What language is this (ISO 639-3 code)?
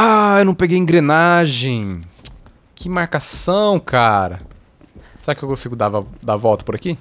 por